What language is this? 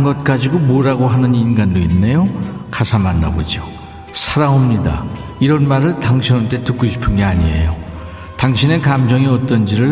Korean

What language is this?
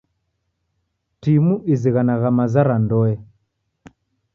Taita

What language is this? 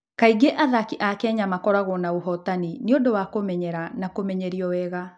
Kikuyu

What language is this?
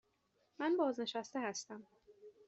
Persian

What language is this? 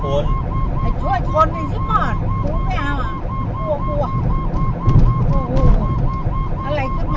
Thai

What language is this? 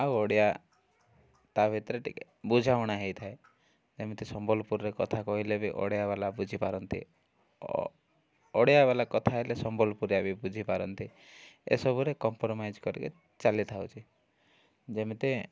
Odia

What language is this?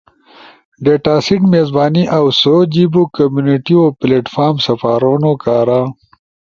Ushojo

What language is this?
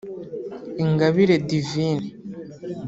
Kinyarwanda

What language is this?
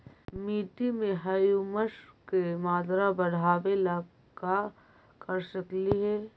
Magahi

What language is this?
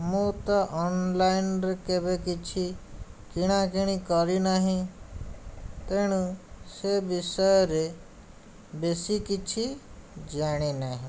Odia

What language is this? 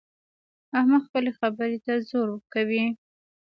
Pashto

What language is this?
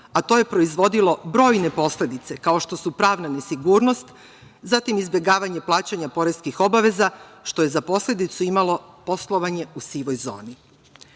Serbian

